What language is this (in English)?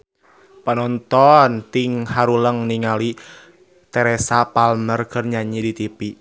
Sundanese